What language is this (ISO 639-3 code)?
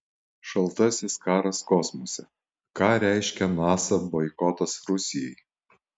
lit